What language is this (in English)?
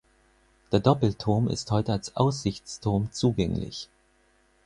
German